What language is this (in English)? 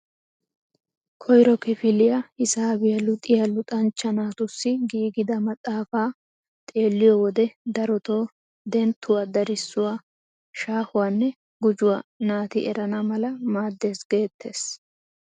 Wolaytta